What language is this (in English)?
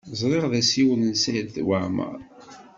Kabyle